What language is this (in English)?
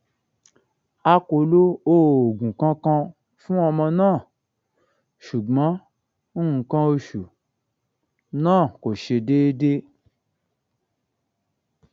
Yoruba